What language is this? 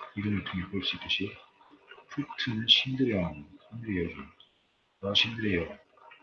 Korean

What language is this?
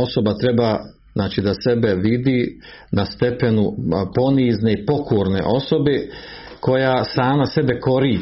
Croatian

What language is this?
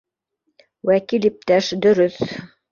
Bashkir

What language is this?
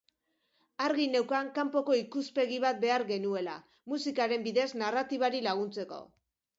Basque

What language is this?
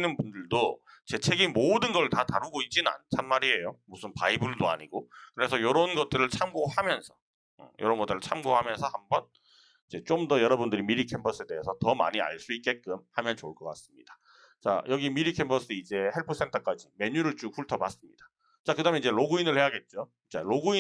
Korean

